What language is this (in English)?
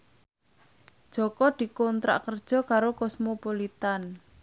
Javanese